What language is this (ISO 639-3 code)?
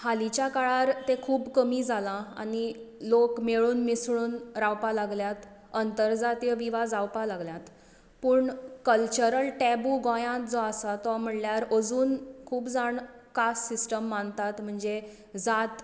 kok